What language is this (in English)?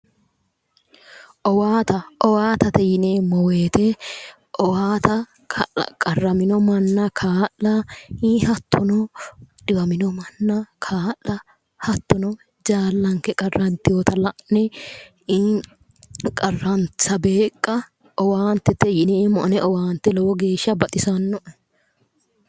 Sidamo